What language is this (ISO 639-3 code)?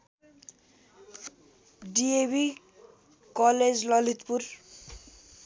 nep